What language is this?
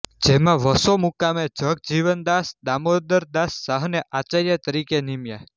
Gujarati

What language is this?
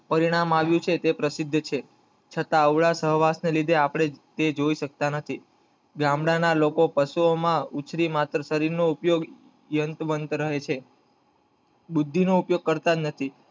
Gujarati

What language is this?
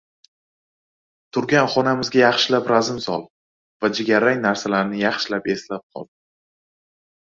Uzbek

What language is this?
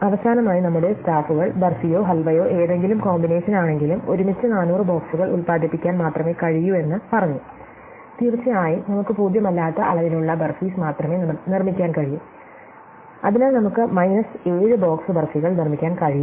Malayalam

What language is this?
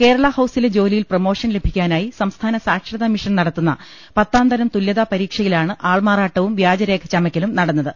Malayalam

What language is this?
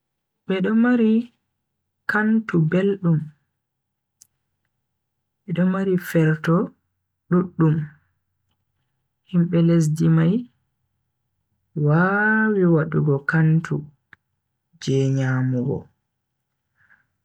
Bagirmi Fulfulde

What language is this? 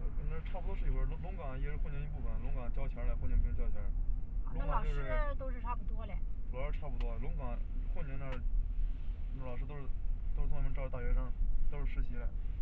Chinese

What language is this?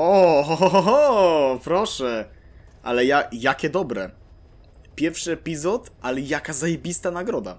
Polish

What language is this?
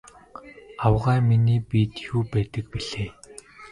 Mongolian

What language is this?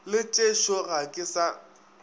Northern Sotho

